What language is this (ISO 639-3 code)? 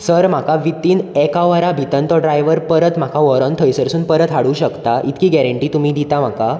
kok